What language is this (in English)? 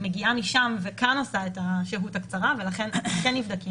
Hebrew